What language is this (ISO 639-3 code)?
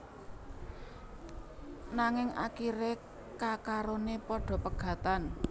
jav